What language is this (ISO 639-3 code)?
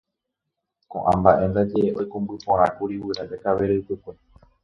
grn